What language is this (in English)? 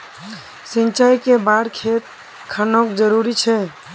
Magahi